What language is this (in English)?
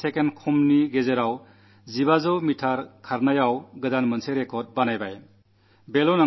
Malayalam